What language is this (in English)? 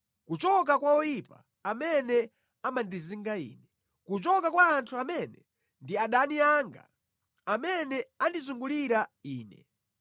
Nyanja